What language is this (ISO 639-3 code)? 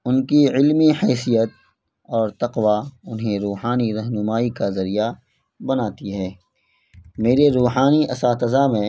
urd